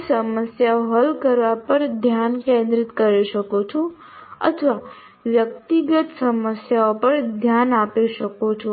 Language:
Gujarati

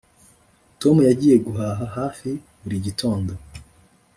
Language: Kinyarwanda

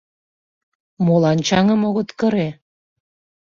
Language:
Mari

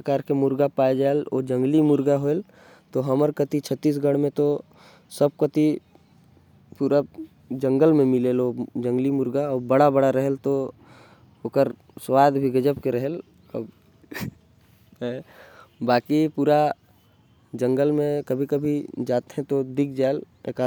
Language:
Korwa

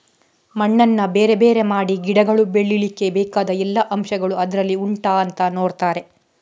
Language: Kannada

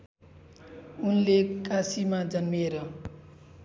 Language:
Nepali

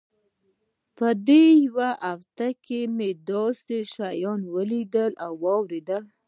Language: Pashto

